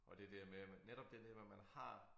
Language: Danish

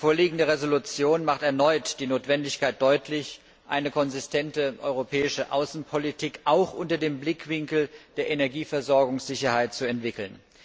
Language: German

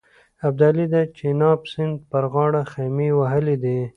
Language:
Pashto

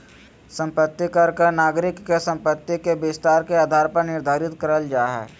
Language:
Magahi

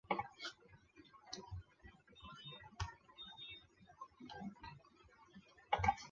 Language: Chinese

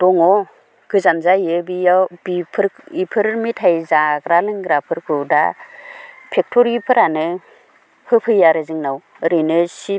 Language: Bodo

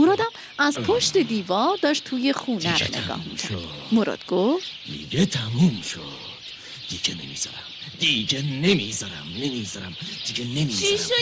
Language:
Persian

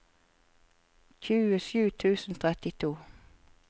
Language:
Norwegian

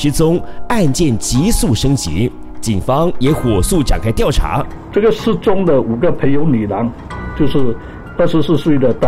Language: Chinese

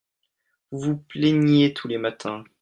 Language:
French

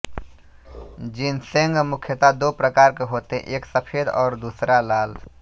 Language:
Hindi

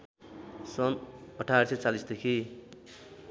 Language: Nepali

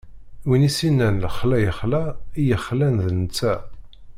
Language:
Kabyle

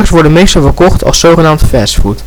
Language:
Dutch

